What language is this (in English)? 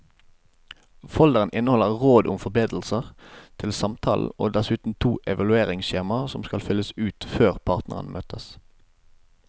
Norwegian